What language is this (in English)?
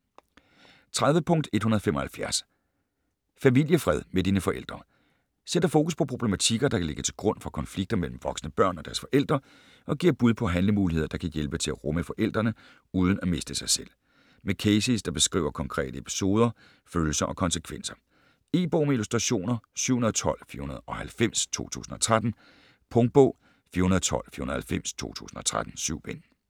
Danish